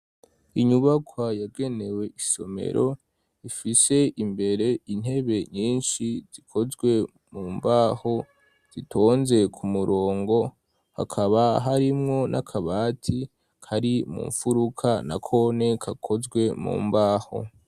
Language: Rundi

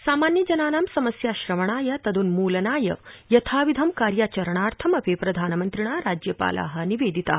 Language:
Sanskrit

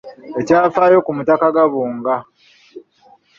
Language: Ganda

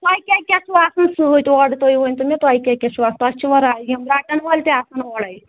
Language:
Kashmiri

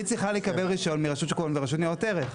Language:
Hebrew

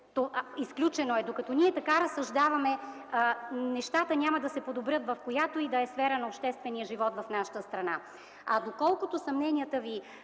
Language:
Bulgarian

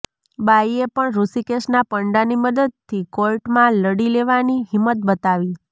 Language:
Gujarati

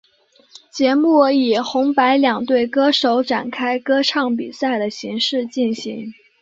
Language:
Chinese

